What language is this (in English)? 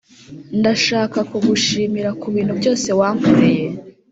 Kinyarwanda